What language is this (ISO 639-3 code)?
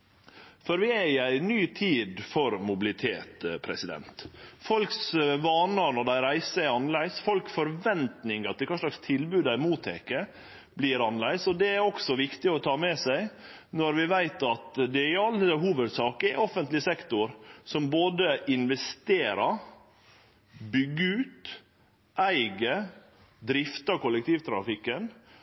nno